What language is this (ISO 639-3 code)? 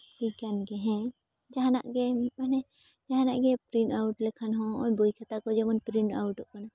sat